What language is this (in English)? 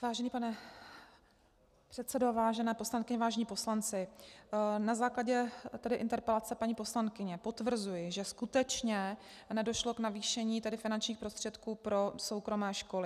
Czech